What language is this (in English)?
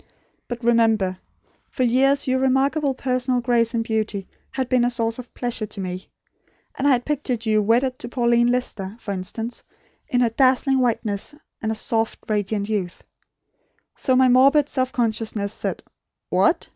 English